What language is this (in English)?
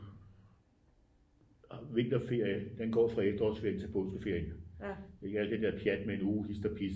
Danish